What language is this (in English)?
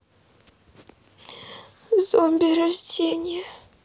Russian